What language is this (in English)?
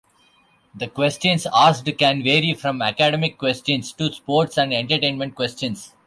English